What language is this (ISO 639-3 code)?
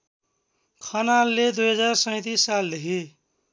nep